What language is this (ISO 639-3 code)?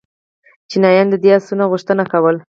pus